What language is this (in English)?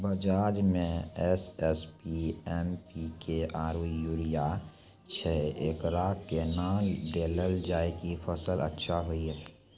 Maithili